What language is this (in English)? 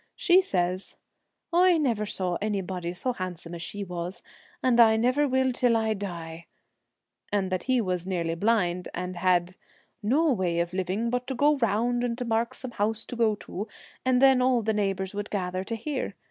English